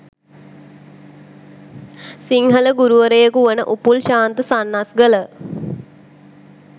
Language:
Sinhala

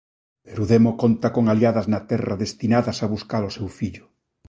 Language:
Galician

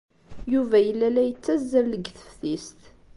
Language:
Kabyle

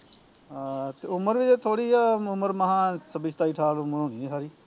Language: Punjabi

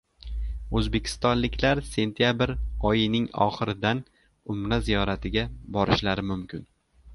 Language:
Uzbek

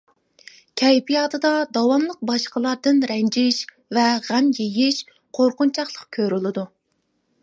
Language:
Uyghur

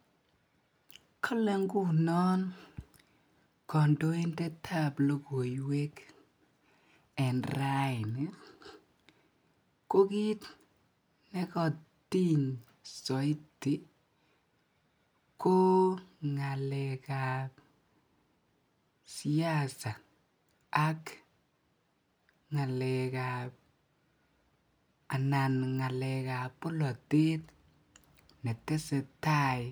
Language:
Kalenjin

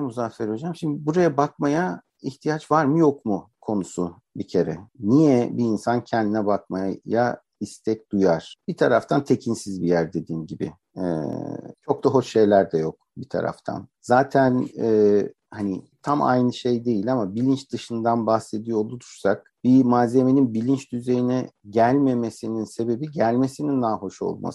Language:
Turkish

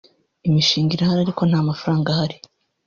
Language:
Kinyarwanda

